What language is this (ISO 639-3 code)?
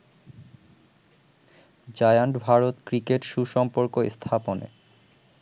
ben